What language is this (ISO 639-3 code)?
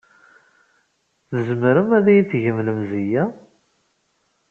kab